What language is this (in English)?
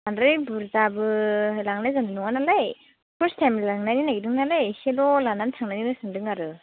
Bodo